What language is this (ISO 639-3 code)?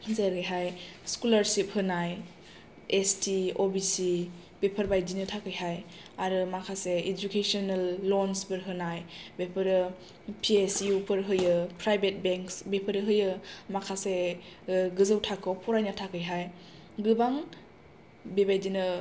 brx